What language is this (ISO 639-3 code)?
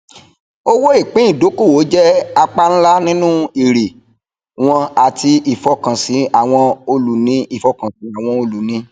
yor